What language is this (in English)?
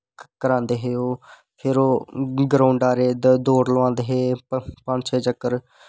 Dogri